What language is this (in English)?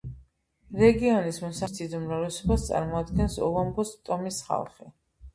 Georgian